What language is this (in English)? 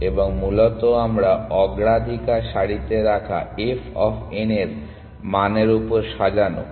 Bangla